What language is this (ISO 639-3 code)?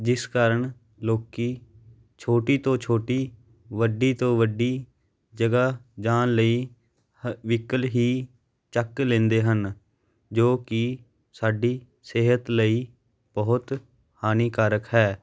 pan